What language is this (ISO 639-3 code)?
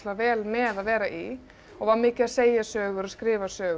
isl